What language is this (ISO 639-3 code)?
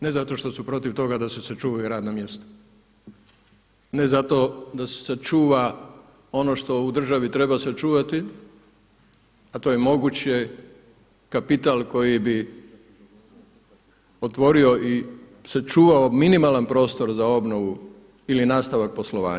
hrv